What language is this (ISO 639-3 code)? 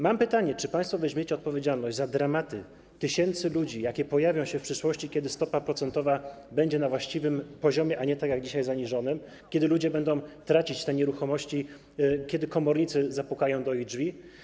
pol